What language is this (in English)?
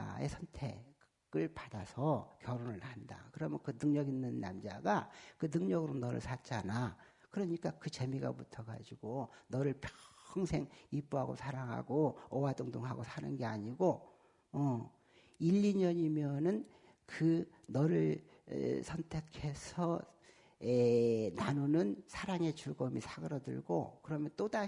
Korean